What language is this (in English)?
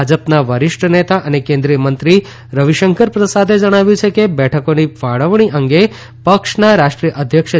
Gujarati